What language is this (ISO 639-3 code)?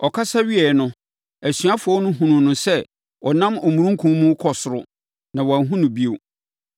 aka